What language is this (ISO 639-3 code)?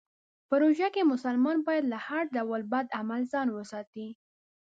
pus